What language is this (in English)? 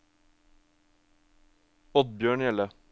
Norwegian